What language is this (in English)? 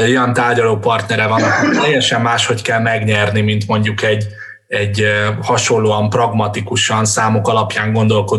Hungarian